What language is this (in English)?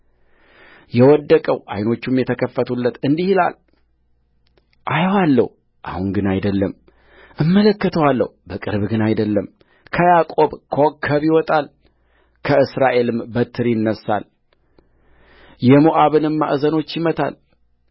Amharic